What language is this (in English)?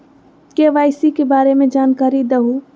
Magahi